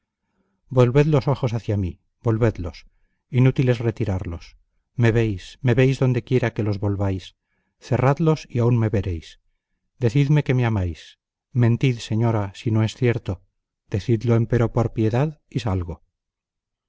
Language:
Spanish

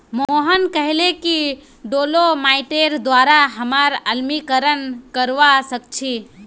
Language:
Magahi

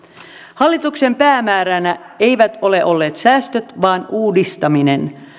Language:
Finnish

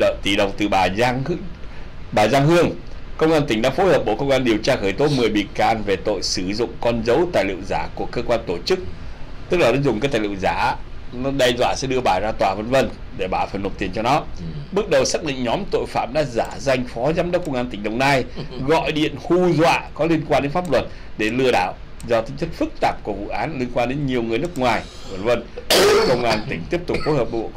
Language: Vietnamese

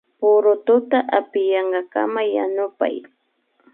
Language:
Imbabura Highland Quichua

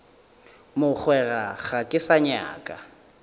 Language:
Northern Sotho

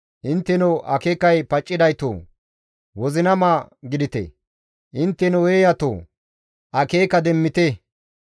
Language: Gamo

